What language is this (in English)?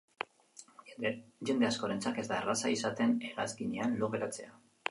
Basque